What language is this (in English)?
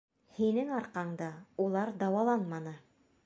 Bashkir